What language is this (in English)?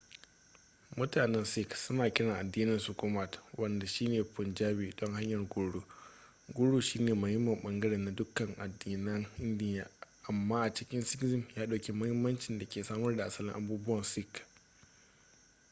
Hausa